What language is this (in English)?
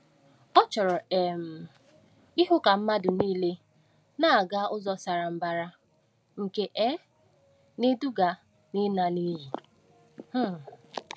Igbo